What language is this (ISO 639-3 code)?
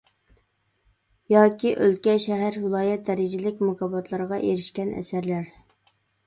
uig